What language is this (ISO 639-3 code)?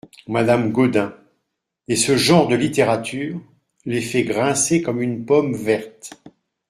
fra